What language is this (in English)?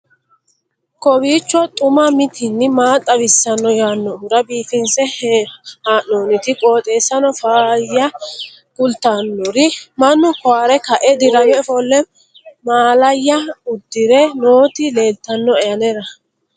Sidamo